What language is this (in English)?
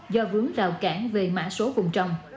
Vietnamese